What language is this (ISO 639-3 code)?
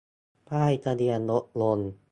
tha